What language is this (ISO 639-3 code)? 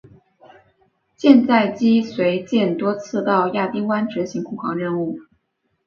zho